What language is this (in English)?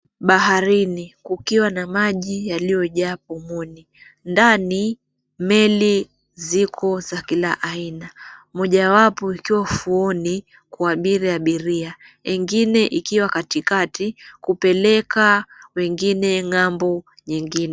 Swahili